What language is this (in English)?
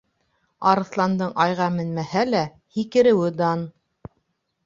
Bashkir